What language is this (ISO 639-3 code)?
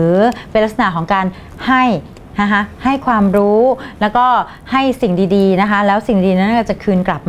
tha